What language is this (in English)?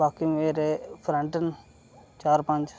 Dogri